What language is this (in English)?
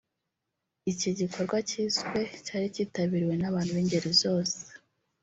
Kinyarwanda